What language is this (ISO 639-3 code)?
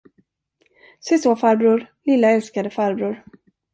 swe